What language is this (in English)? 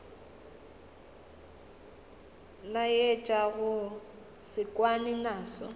Northern Sotho